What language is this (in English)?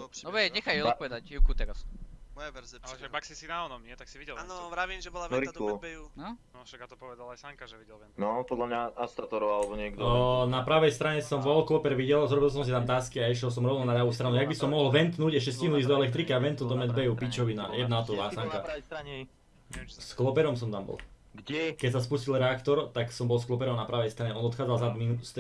Slovak